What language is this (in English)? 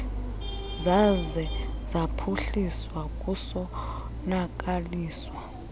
Xhosa